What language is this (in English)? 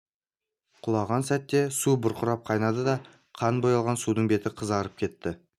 Kazakh